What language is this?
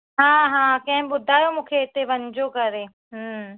Sindhi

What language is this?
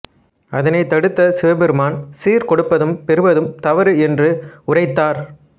Tamil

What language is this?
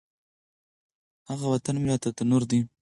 Pashto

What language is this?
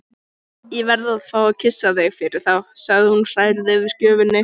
Icelandic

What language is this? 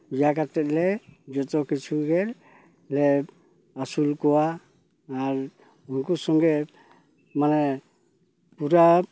Santali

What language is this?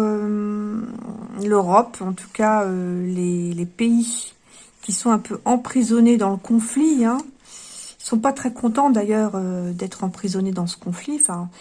French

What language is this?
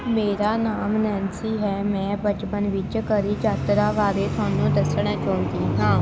Punjabi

